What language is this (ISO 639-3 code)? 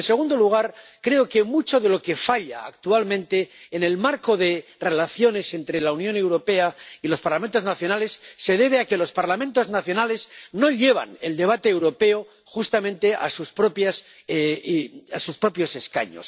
spa